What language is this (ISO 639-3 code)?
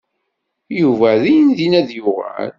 kab